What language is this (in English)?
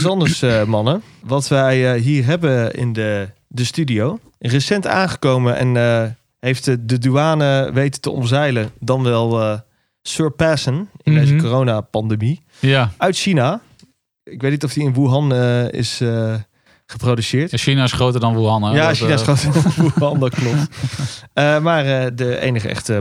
Dutch